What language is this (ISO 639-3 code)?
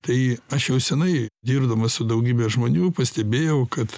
lit